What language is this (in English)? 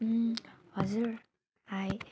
Nepali